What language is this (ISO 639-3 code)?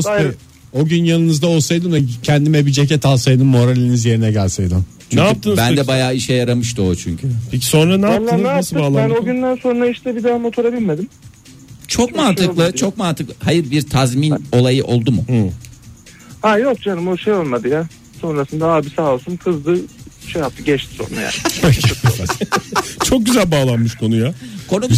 tur